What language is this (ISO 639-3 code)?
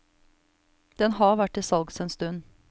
nor